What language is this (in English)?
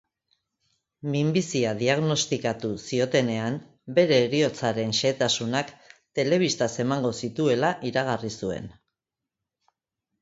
Basque